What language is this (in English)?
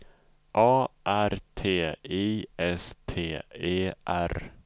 Swedish